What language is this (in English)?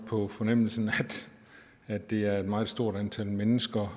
Danish